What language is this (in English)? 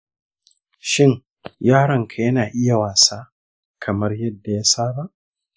Hausa